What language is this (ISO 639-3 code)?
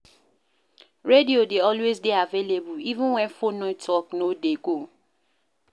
pcm